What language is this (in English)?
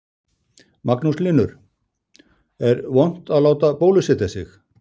Icelandic